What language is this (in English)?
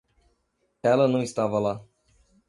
Portuguese